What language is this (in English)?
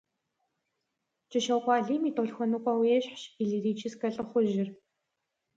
Kabardian